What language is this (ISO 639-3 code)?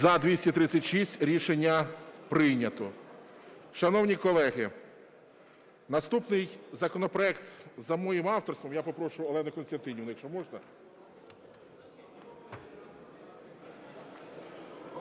ukr